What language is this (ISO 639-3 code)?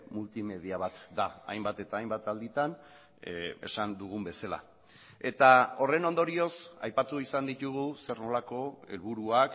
eus